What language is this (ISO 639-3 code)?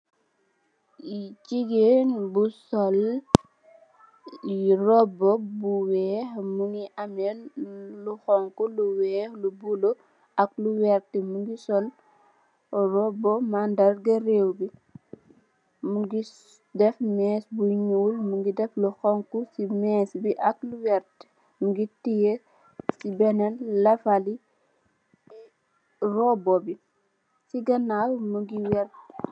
wol